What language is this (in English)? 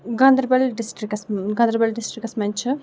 Kashmiri